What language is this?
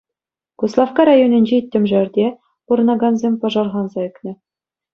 Chuvash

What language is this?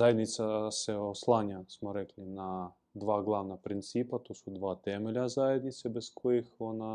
Croatian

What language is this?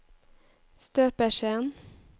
Norwegian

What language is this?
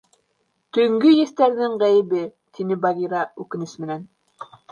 Bashkir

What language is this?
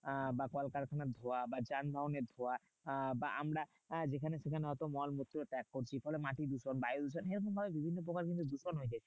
Bangla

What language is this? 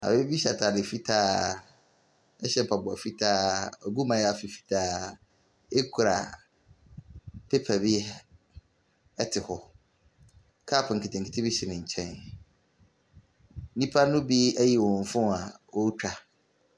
Akan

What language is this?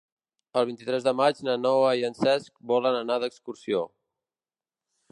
Catalan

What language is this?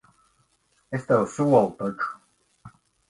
Latvian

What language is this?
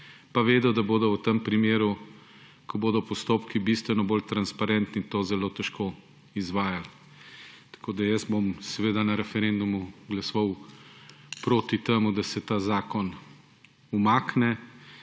Slovenian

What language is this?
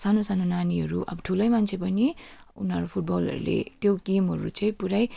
Nepali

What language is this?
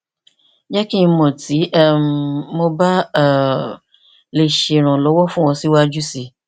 Yoruba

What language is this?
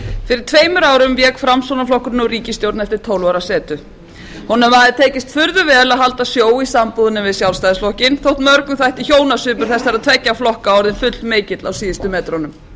Icelandic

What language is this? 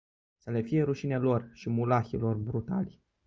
Romanian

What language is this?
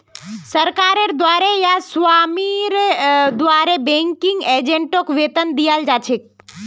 Magahi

